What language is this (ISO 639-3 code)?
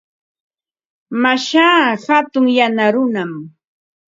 qva